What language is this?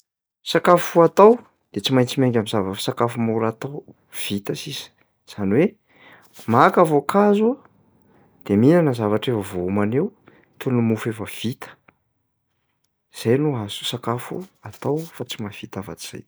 Malagasy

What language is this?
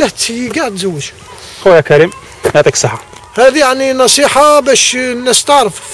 Arabic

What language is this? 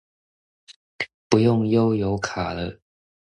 Chinese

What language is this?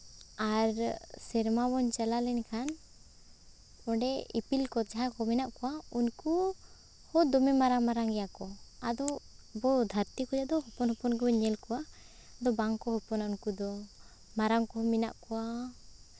Santali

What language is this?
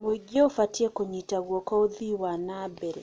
Kikuyu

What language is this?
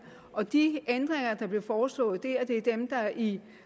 Danish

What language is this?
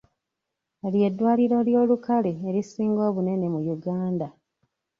Ganda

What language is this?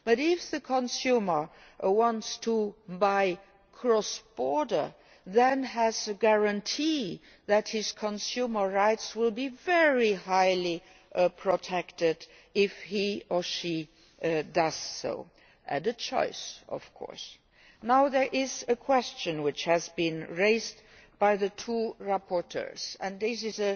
English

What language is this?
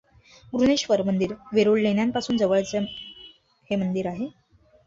Marathi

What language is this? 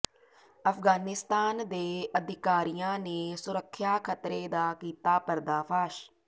Punjabi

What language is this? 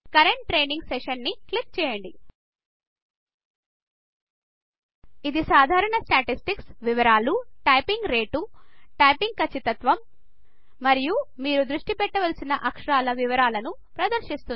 Telugu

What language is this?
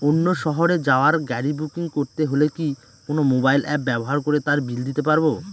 Bangla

